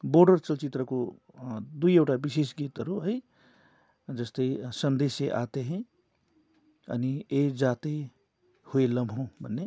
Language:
Nepali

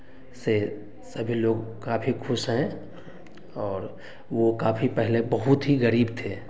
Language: Hindi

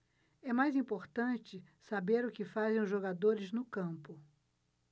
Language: Portuguese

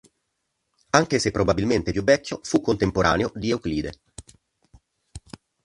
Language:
Italian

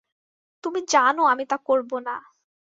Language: Bangla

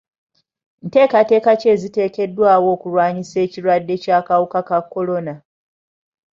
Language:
Ganda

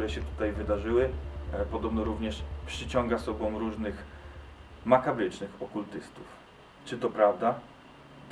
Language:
Polish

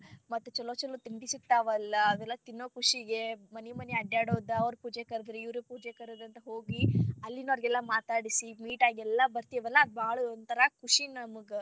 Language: Kannada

